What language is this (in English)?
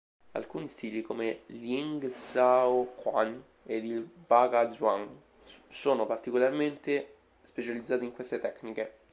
Italian